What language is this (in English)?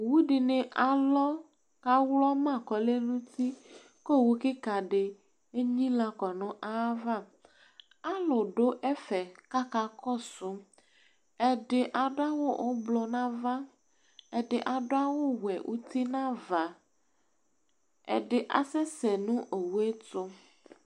Ikposo